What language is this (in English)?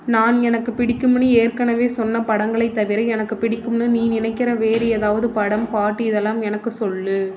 Tamil